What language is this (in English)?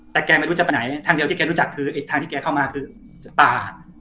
Thai